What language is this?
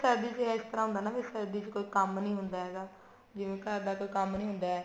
Punjabi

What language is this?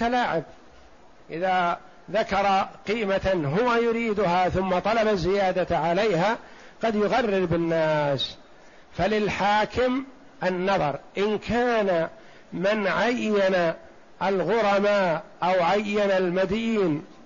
Arabic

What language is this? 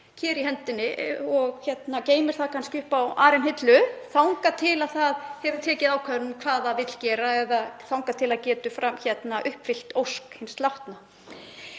Icelandic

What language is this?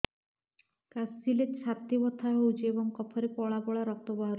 Odia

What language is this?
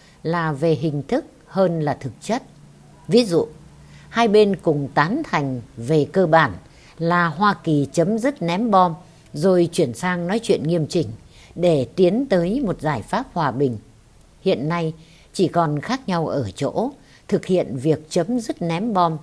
Vietnamese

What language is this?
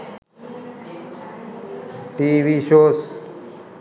Sinhala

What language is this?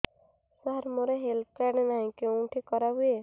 Odia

